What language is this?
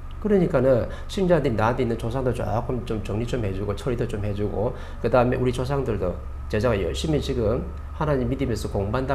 Korean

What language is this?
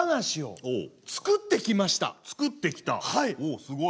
Japanese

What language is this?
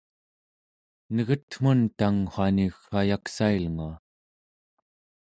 Central Yupik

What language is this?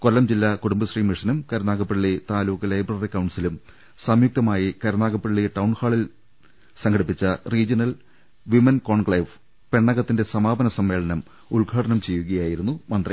Malayalam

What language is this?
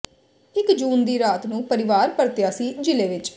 Punjabi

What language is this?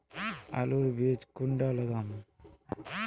Magahi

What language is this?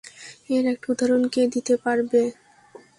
Bangla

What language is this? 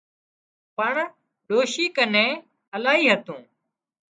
Wadiyara Koli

